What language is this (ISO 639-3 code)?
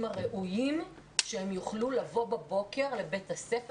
heb